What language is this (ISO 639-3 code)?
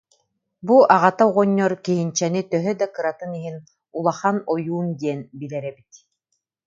sah